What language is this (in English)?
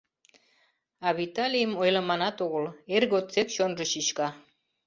Mari